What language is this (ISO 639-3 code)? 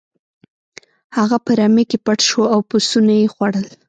pus